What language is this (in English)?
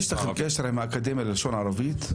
Hebrew